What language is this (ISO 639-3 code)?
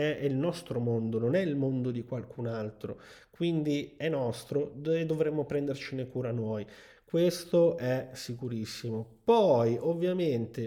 ita